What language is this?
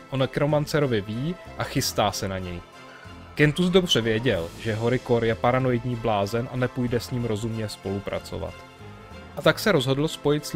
Czech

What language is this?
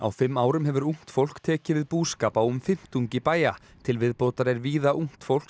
Icelandic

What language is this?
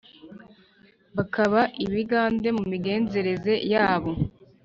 Kinyarwanda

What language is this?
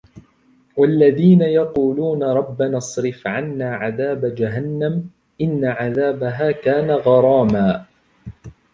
Arabic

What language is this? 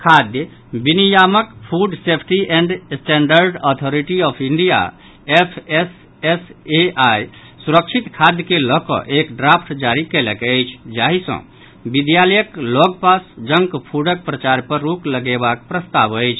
Maithili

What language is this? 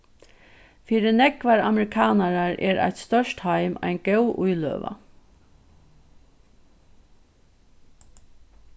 Faroese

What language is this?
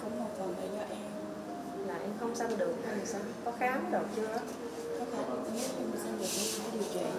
Vietnamese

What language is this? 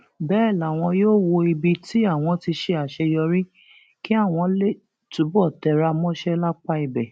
Yoruba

